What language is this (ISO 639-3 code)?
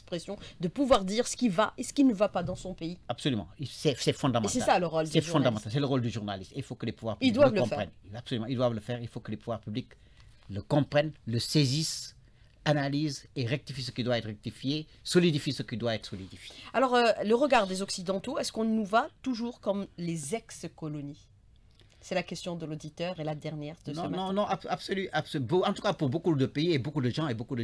fra